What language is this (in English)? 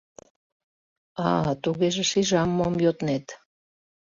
Mari